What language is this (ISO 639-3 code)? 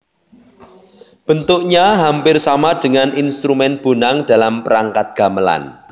jav